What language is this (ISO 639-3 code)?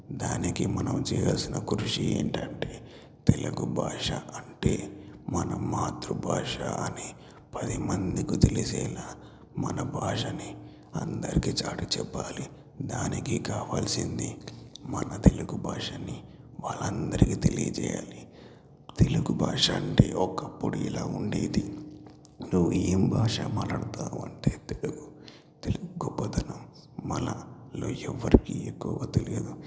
tel